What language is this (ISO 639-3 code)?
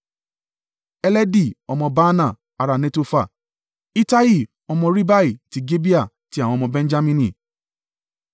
yor